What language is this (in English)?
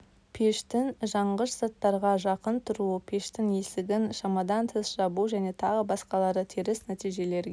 Kazakh